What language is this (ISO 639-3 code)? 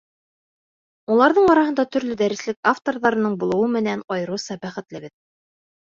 bak